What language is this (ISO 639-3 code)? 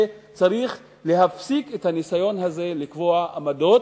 heb